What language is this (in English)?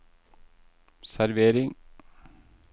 Norwegian